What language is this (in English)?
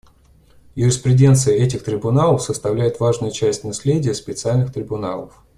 Russian